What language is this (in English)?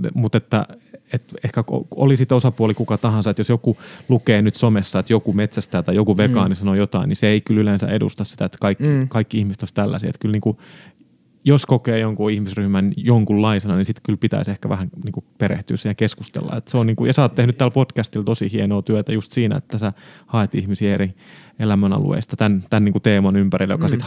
Finnish